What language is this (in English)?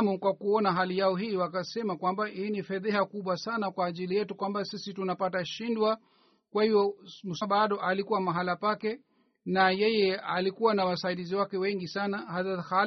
Swahili